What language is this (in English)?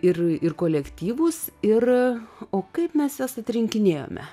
Lithuanian